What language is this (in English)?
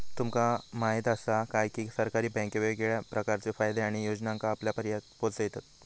Marathi